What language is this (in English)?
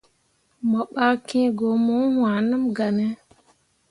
Mundang